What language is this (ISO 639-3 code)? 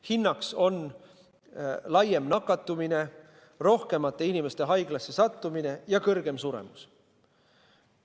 est